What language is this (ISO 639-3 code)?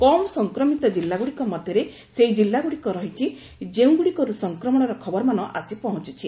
ori